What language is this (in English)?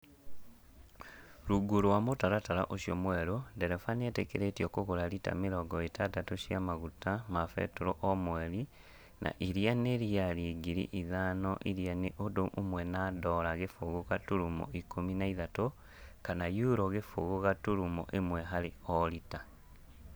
Kikuyu